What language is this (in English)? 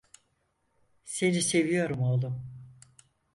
Turkish